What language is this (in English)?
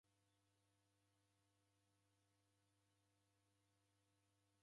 Taita